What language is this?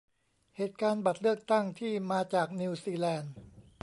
Thai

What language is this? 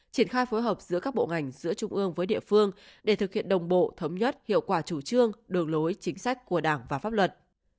Vietnamese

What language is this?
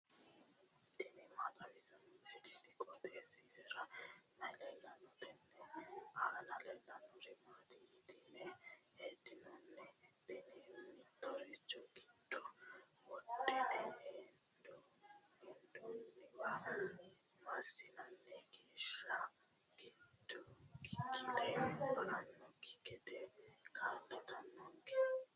Sidamo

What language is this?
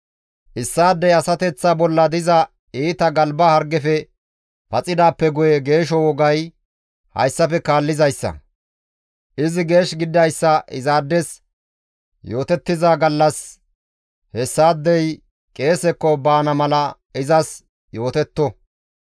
Gamo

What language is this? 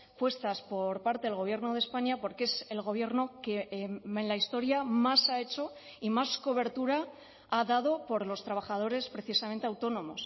Spanish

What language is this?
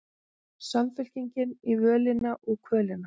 Icelandic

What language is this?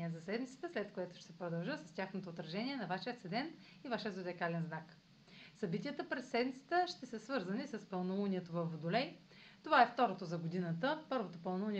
Bulgarian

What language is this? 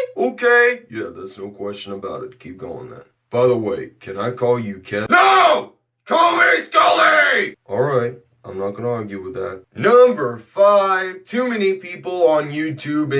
English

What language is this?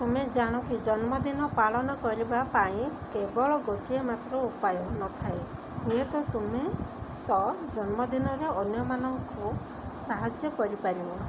Odia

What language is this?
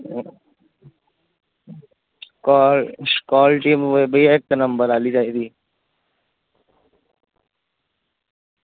Dogri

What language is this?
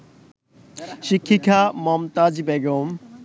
Bangla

